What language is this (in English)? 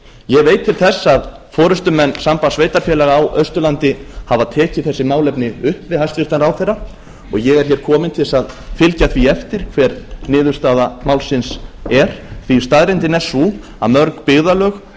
Icelandic